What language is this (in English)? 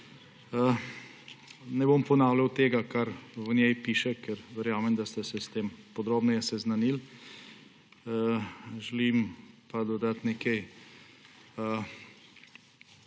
Slovenian